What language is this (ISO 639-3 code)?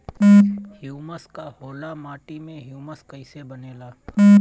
bho